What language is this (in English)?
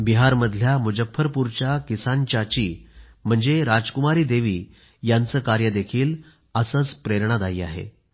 Marathi